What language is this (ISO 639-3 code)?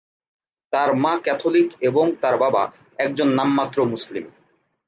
ben